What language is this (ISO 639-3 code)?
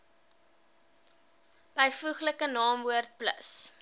afr